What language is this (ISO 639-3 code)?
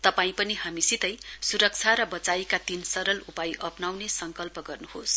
nep